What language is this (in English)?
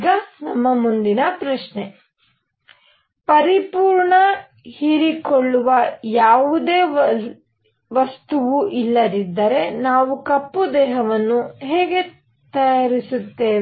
Kannada